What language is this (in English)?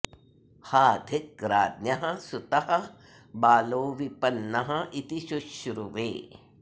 Sanskrit